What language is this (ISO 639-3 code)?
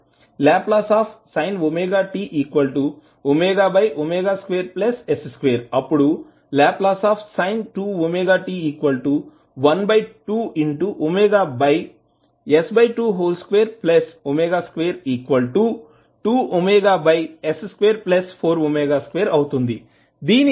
tel